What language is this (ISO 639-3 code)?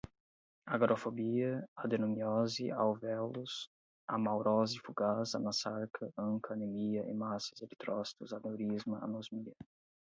por